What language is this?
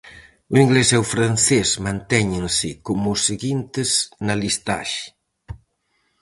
Galician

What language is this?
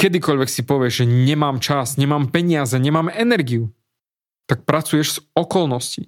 Slovak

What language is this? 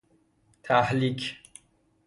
Persian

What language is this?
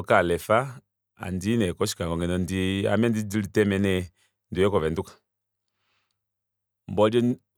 Kuanyama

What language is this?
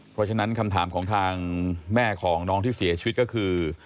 Thai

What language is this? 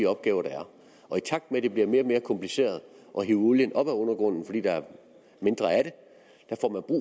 Danish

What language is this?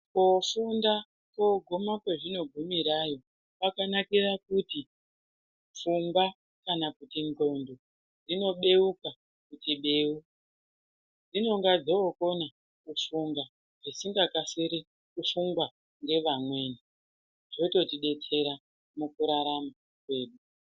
Ndau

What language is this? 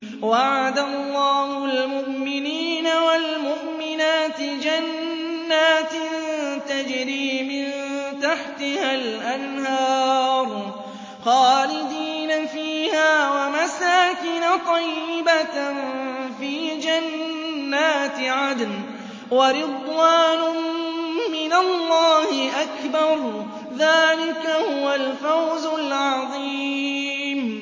Arabic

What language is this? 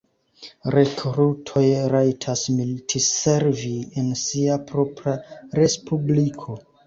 Esperanto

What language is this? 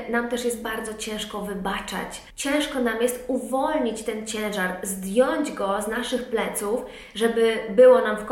Polish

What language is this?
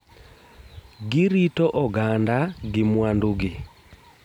Luo (Kenya and Tanzania)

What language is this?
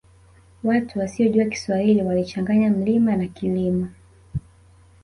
Swahili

